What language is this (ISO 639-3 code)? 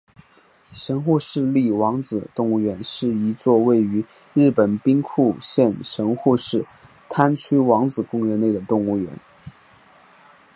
zho